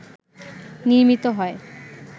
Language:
Bangla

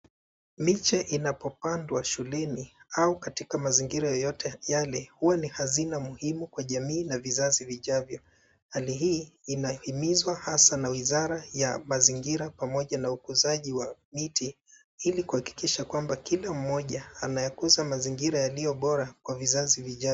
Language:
Swahili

